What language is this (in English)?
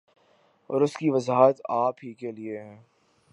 Urdu